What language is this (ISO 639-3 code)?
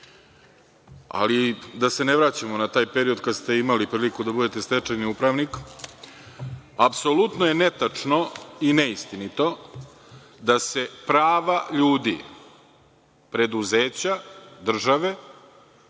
srp